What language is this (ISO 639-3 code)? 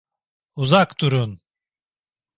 tur